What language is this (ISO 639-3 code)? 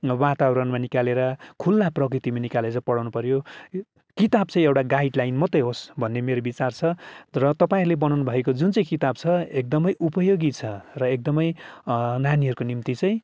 nep